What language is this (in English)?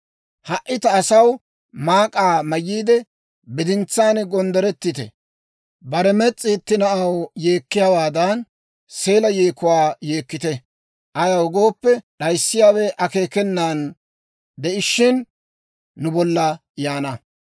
Dawro